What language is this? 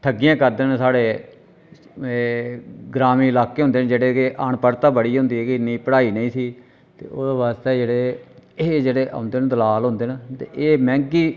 Dogri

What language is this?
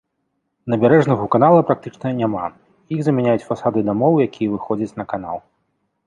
Belarusian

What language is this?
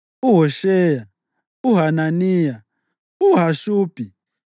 North Ndebele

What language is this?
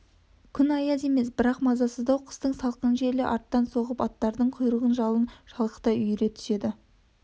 Kazakh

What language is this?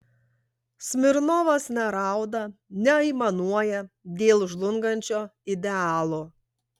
Lithuanian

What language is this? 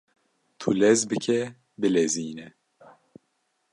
Kurdish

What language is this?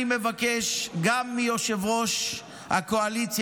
Hebrew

